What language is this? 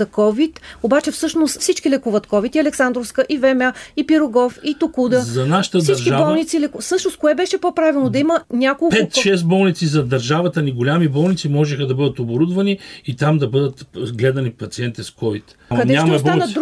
Bulgarian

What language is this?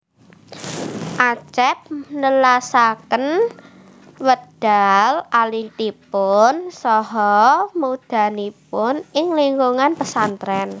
Javanese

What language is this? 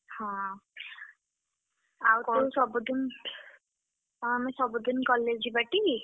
Odia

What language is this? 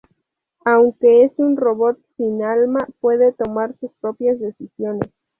Spanish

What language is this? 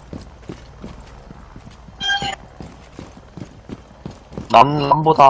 Korean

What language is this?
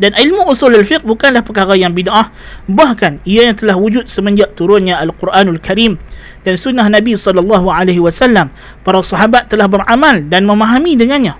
Malay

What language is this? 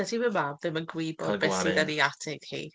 Welsh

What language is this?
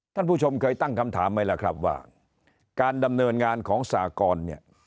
Thai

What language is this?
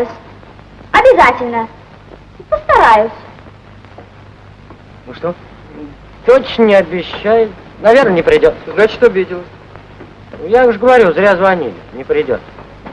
Russian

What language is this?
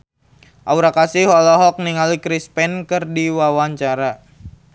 Sundanese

